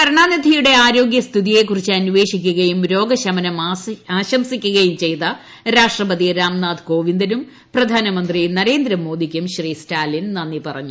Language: Malayalam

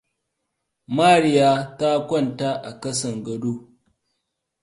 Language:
Hausa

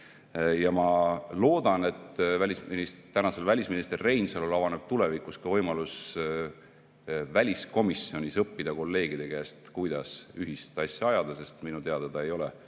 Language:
Estonian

